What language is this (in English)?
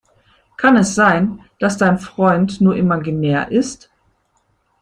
German